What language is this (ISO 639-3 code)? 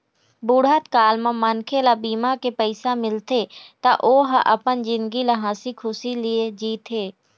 hne